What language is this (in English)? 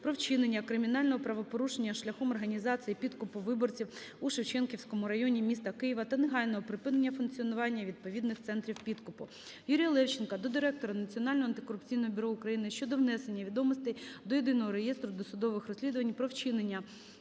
Ukrainian